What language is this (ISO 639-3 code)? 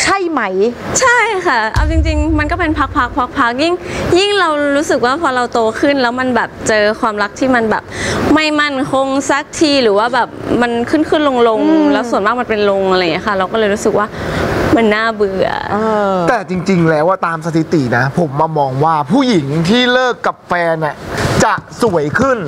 tha